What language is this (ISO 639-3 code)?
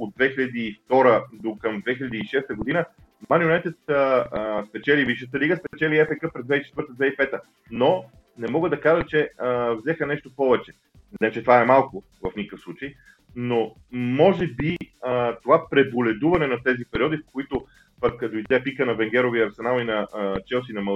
bul